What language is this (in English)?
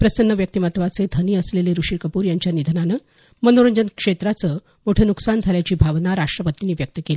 Marathi